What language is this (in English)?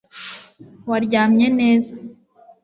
Kinyarwanda